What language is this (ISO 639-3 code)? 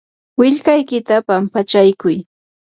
qur